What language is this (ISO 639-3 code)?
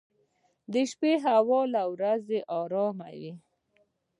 pus